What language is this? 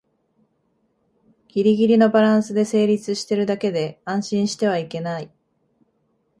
Japanese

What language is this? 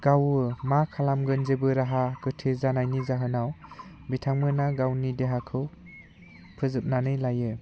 Bodo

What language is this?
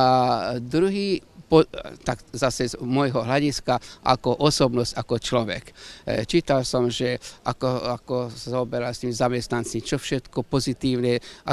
Czech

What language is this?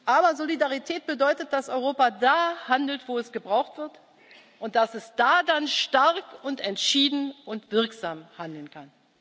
German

